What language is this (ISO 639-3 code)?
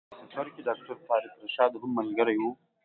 pus